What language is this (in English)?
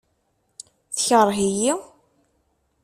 Kabyle